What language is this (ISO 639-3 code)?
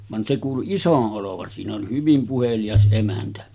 fin